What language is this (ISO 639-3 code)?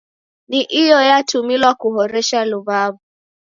dav